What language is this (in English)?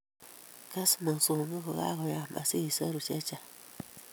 Kalenjin